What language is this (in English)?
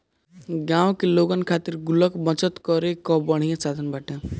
Bhojpuri